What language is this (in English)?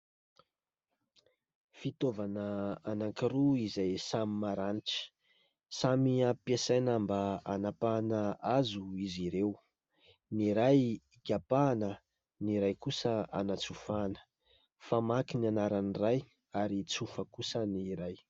Malagasy